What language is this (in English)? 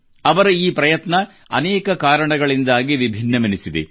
Kannada